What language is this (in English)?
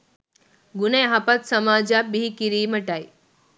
Sinhala